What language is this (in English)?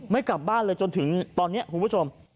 Thai